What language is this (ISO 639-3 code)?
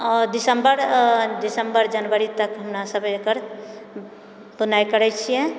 mai